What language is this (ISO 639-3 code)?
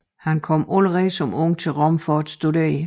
dan